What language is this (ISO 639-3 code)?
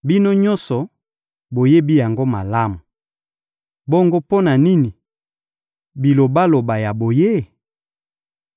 lin